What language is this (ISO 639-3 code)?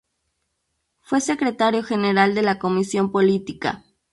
spa